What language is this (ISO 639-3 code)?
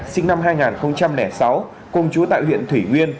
vie